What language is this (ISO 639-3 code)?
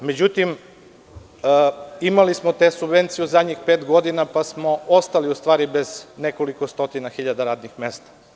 srp